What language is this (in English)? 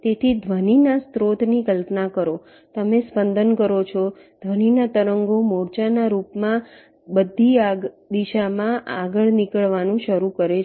Gujarati